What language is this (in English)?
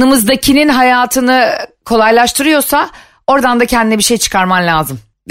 Turkish